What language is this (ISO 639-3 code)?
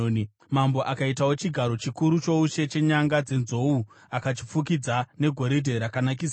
sna